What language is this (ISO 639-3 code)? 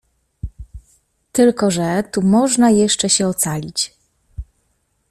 pol